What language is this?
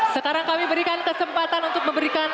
Indonesian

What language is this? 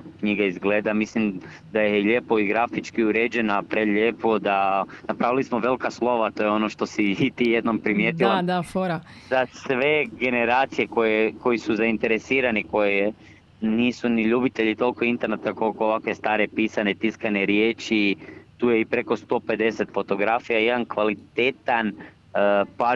Croatian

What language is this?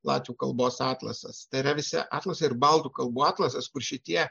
Lithuanian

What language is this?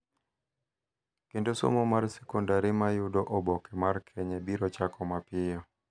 Luo (Kenya and Tanzania)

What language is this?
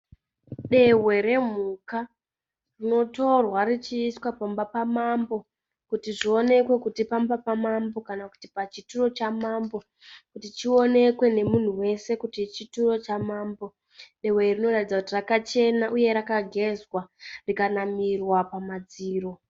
Shona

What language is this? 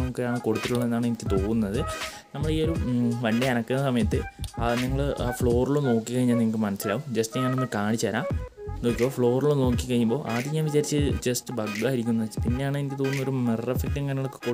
Indonesian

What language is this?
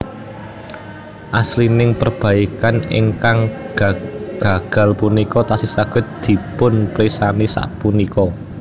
Javanese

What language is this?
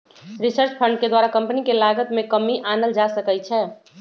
Magahi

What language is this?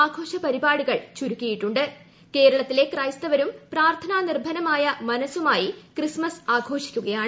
Malayalam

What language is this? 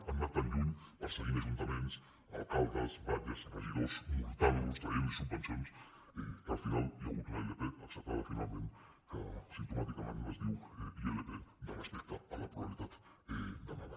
Catalan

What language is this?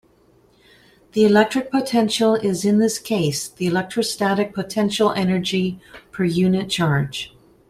English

